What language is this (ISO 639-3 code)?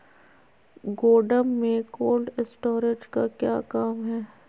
mag